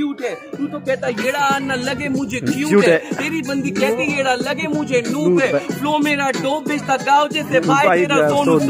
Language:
Hindi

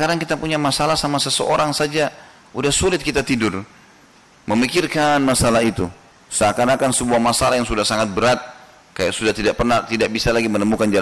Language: Indonesian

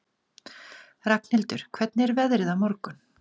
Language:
Icelandic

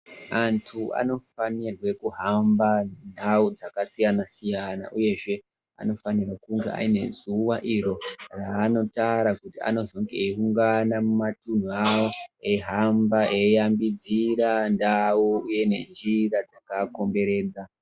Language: Ndau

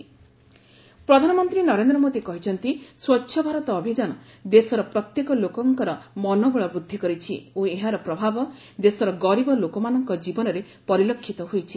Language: Odia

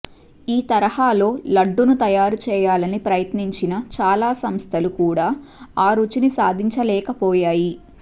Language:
Telugu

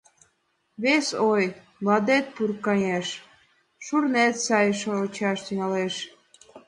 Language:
Mari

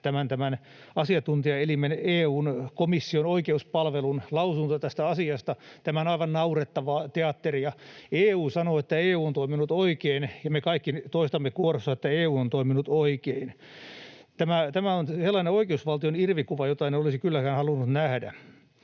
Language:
Finnish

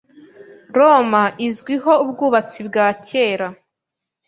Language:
Kinyarwanda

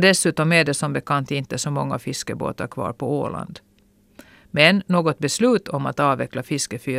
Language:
Swedish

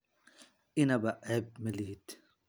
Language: Somali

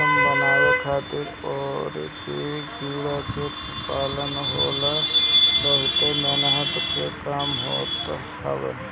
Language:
Bhojpuri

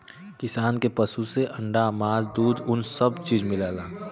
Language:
Bhojpuri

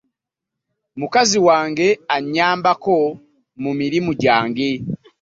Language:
Ganda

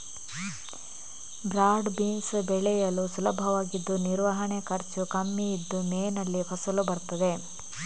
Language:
Kannada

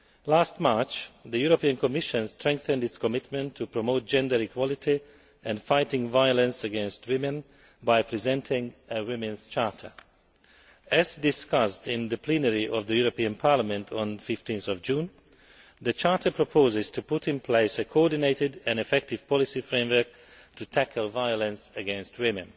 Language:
English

